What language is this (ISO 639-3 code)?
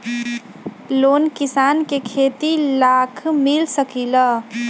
mag